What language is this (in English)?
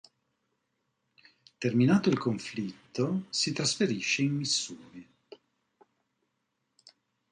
Italian